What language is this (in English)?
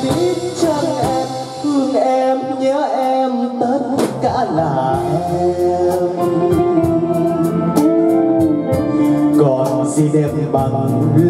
Vietnamese